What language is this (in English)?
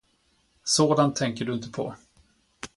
Swedish